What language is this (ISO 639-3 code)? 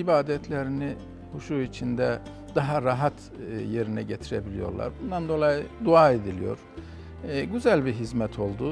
tur